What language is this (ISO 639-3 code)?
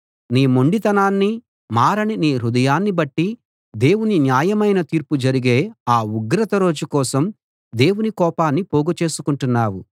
tel